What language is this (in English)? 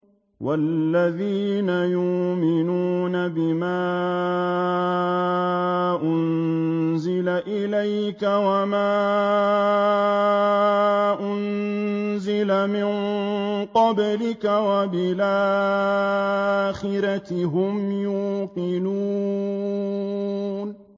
Arabic